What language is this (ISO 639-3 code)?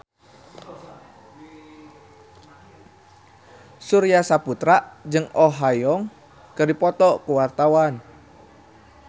sun